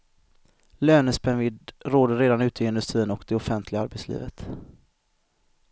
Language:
Swedish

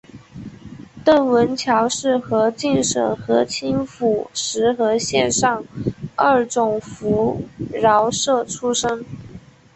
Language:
Chinese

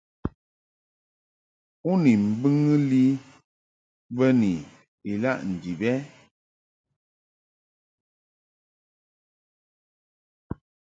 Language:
Mungaka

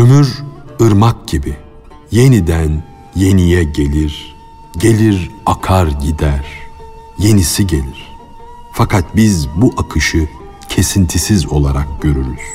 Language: Turkish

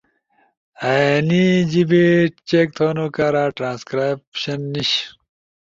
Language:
Ushojo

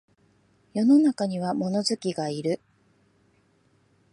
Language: Japanese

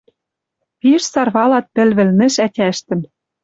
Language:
Western Mari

